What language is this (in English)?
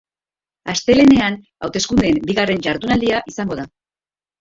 Basque